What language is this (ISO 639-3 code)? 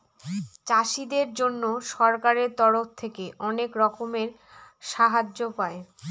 ben